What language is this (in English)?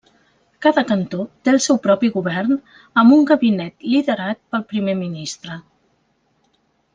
Catalan